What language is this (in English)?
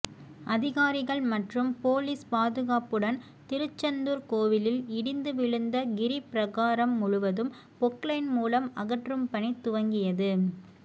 Tamil